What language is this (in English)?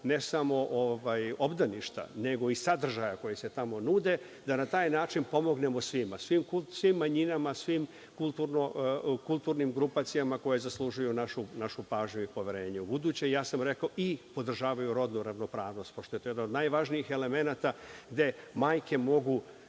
Serbian